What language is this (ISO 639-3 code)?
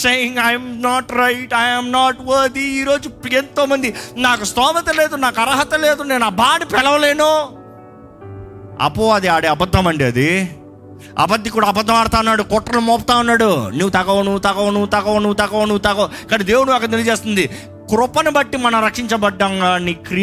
tel